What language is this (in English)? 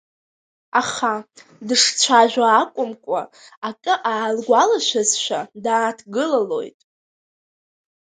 Abkhazian